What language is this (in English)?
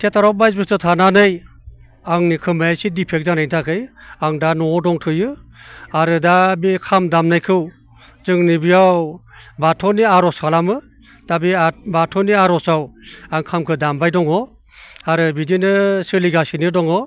Bodo